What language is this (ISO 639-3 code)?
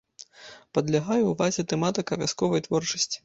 bel